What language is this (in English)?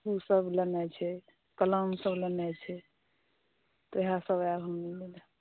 Maithili